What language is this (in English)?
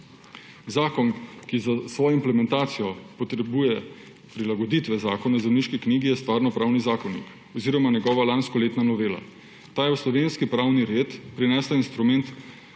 Slovenian